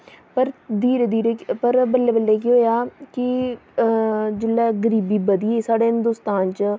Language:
Dogri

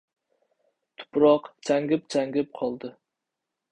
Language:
Uzbek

